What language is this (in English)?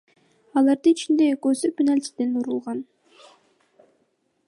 Kyrgyz